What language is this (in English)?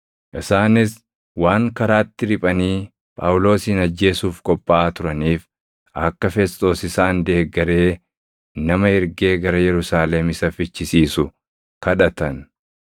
Oromo